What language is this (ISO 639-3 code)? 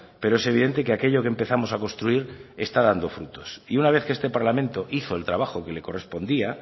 spa